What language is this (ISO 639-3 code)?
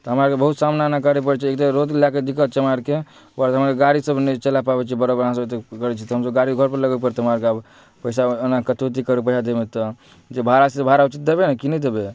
mai